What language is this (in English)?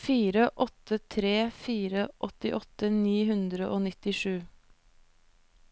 Norwegian